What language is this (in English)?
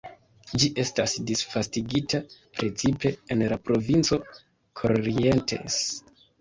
Esperanto